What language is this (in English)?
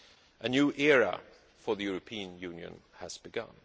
English